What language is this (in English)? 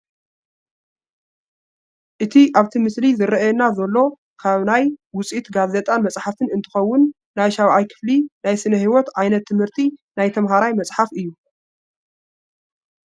Tigrinya